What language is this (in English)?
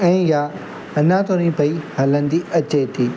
Sindhi